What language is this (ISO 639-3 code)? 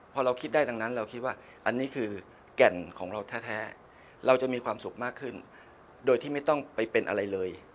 tha